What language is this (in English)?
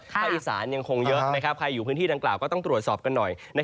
Thai